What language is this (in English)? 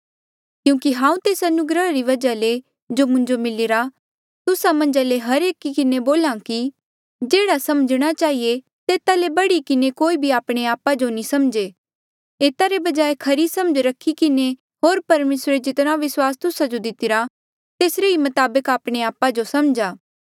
Mandeali